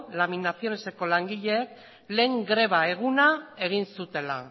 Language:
Basque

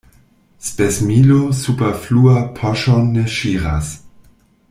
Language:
Esperanto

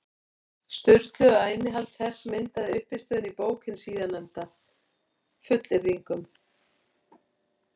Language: Icelandic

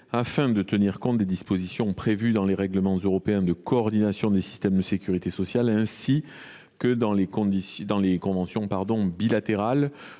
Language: French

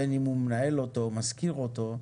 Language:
Hebrew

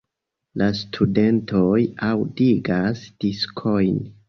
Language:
Esperanto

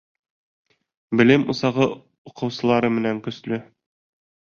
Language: Bashkir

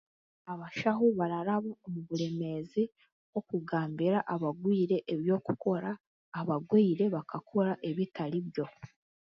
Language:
Chiga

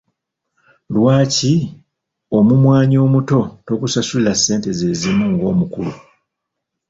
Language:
Ganda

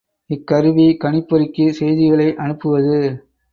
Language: Tamil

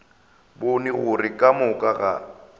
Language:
Northern Sotho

